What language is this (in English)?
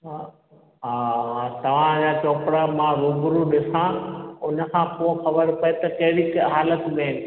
Sindhi